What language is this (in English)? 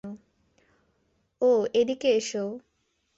Bangla